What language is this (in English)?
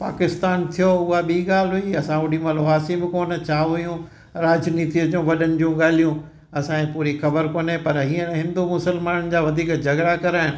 Sindhi